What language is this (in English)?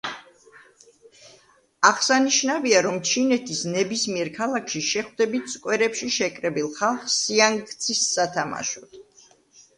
Georgian